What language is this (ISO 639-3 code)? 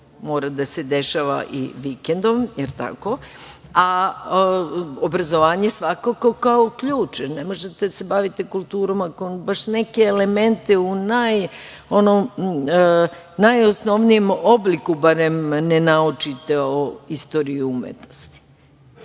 srp